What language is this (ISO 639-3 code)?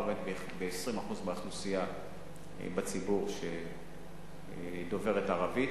heb